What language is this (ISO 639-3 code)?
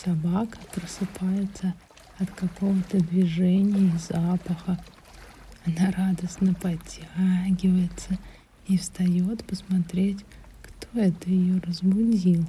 rus